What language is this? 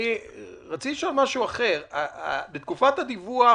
Hebrew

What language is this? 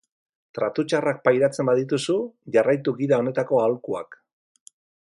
Basque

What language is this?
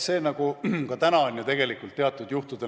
Estonian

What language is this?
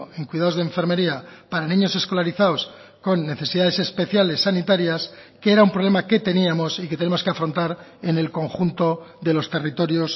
Spanish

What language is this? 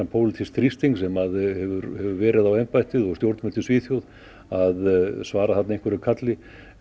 Icelandic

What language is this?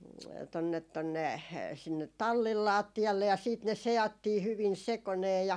Finnish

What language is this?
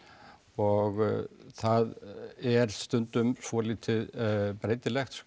Icelandic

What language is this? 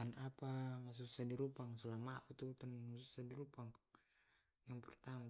Tae'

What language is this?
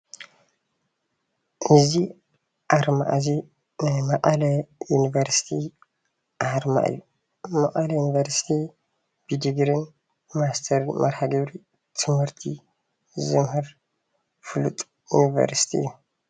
Tigrinya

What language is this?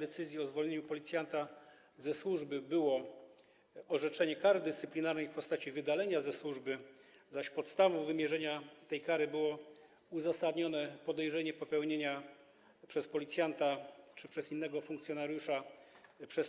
Polish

